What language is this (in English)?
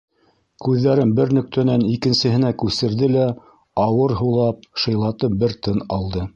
Bashkir